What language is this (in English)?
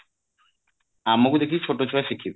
Odia